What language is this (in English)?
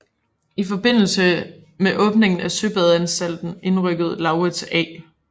Danish